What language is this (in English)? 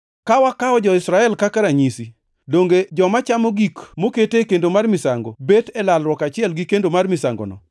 Luo (Kenya and Tanzania)